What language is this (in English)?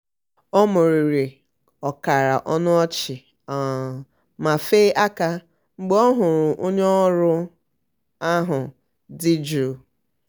Igbo